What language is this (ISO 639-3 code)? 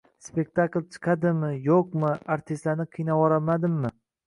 uzb